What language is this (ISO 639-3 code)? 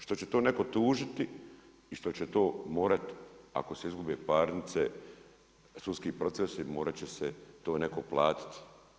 hrv